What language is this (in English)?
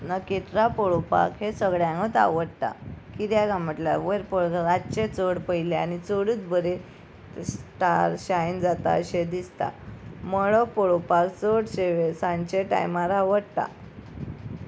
Konkani